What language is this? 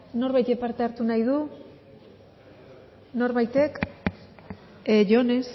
Basque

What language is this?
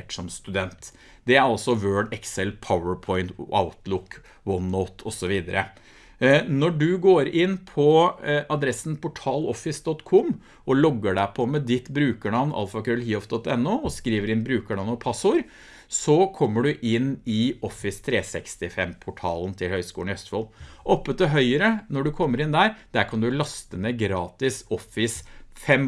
Norwegian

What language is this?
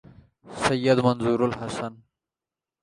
Urdu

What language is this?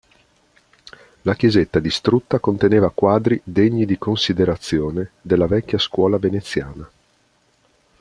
Italian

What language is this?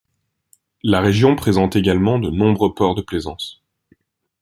French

